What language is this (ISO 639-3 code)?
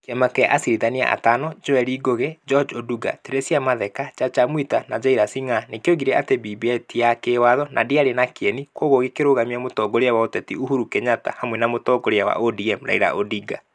kik